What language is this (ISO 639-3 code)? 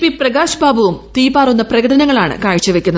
mal